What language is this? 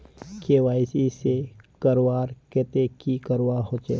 Magahi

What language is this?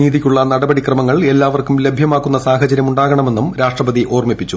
Malayalam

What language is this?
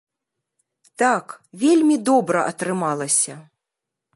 Belarusian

